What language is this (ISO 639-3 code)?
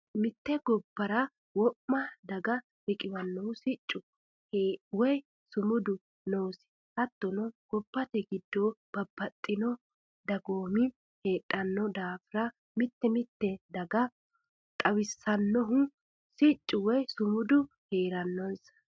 sid